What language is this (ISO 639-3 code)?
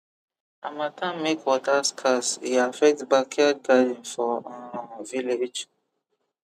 pcm